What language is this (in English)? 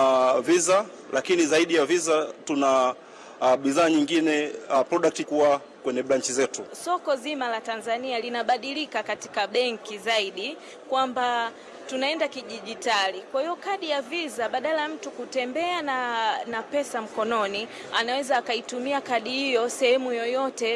Swahili